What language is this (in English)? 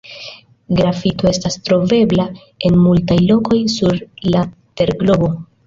Esperanto